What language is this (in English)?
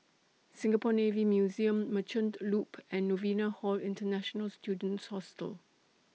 English